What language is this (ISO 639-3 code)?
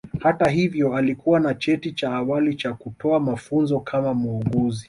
swa